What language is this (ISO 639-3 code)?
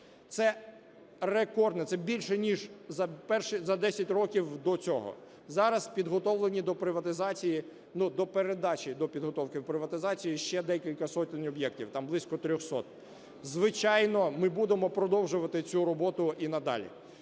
ukr